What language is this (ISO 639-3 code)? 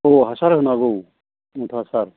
brx